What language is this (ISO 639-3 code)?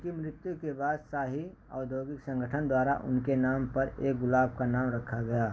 hin